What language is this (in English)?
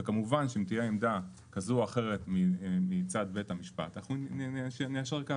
Hebrew